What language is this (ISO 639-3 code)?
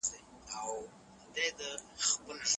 pus